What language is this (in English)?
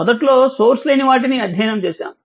Telugu